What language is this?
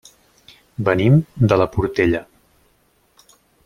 Catalan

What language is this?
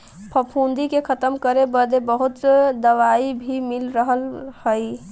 Bhojpuri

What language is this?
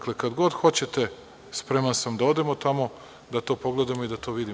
Serbian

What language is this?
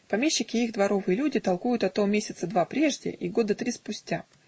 Russian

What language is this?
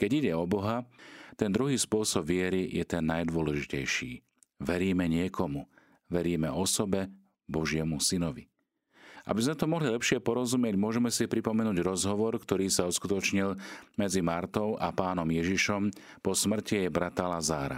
Slovak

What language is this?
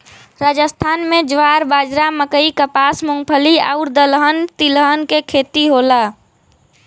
Bhojpuri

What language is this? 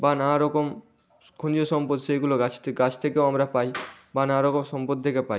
Bangla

